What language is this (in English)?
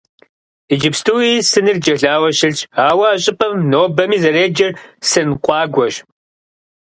Kabardian